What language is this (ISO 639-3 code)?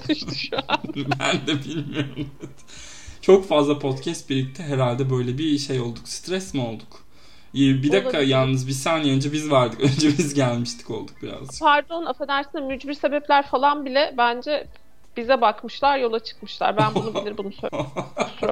tur